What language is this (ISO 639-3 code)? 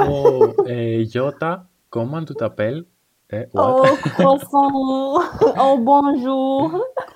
ell